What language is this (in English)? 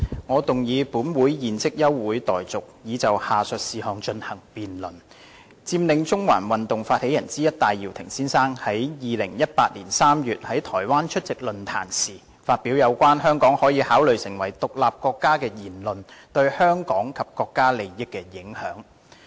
Cantonese